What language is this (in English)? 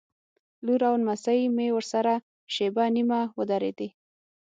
Pashto